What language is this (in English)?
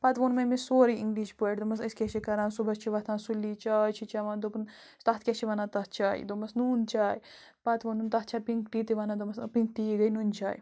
Kashmiri